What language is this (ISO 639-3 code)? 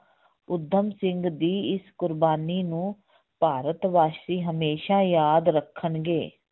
pan